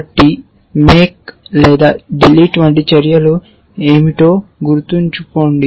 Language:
Telugu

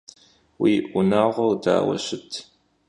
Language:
Kabardian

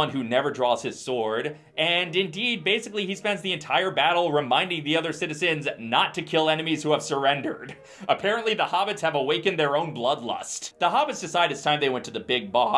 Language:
English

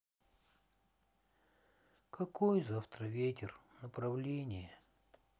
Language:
Russian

